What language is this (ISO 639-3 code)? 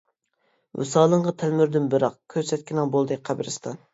uig